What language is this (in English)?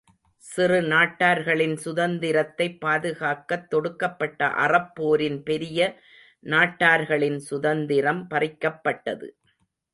Tamil